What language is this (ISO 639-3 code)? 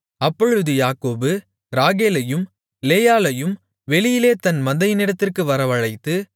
tam